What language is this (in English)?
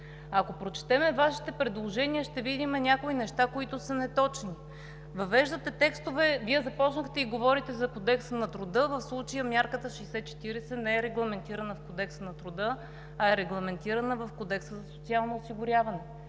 Bulgarian